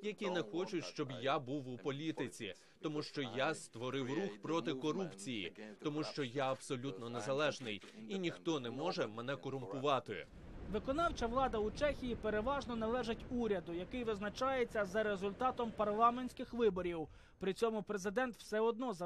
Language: Ukrainian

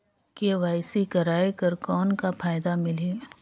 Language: Chhattisgarhi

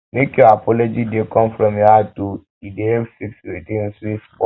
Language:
Nigerian Pidgin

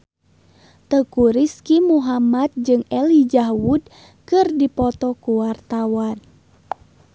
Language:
Sundanese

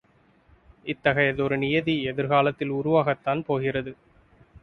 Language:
Tamil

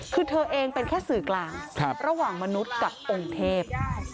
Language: Thai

